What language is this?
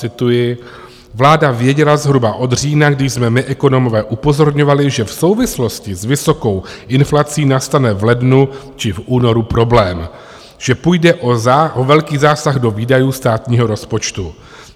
Czech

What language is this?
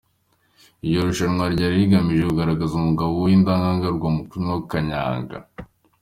Kinyarwanda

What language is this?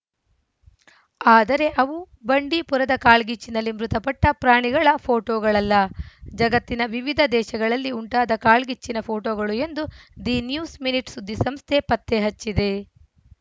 Kannada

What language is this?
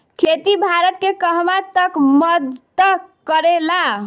Bhojpuri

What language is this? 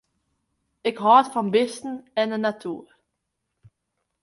Western Frisian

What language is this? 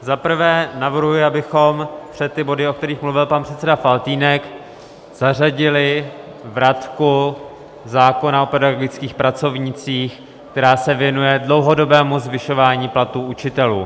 Czech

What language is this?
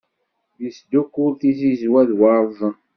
Kabyle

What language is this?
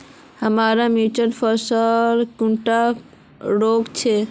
Magahi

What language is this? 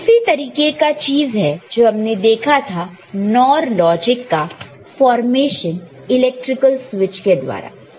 Hindi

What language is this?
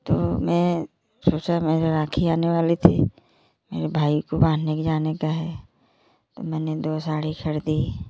Hindi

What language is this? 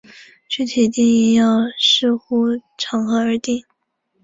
Chinese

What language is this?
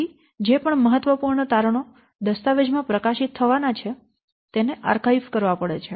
Gujarati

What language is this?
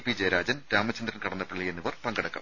Malayalam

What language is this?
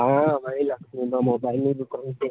Gujarati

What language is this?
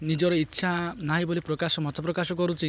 Odia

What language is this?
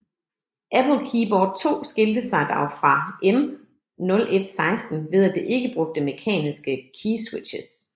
Danish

